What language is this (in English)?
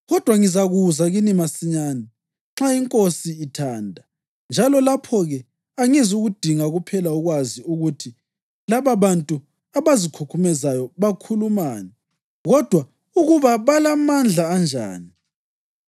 North Ndebele